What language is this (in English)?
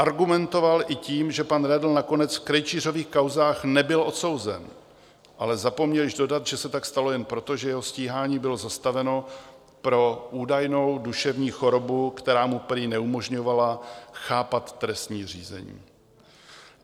Czech